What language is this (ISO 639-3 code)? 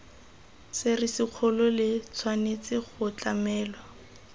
tsn